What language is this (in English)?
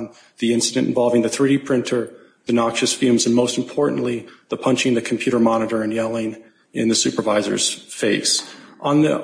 English